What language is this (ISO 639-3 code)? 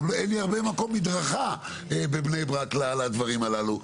heb